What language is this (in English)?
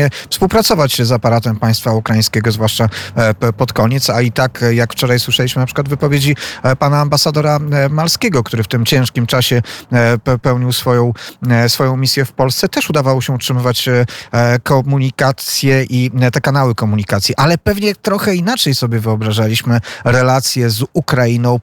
Polish